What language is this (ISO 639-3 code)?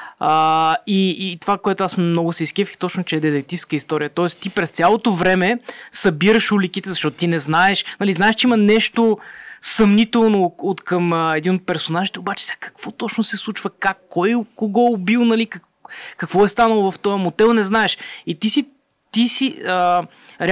bul